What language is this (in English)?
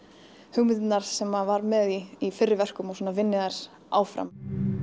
Icelandic